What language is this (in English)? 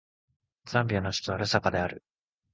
Japanese